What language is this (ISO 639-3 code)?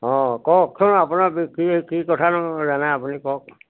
asm